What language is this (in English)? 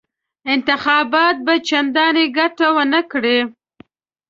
Pashto